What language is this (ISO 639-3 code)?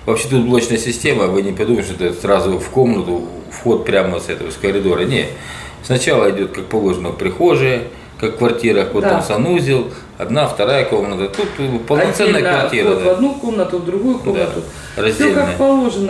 rus